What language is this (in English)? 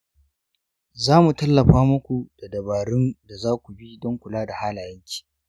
Hausa